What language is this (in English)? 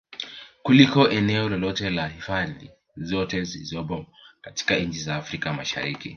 Swahili